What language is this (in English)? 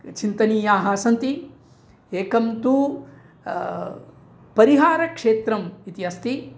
Sanskrit